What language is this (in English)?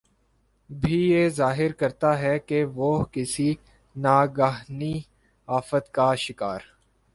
Urdu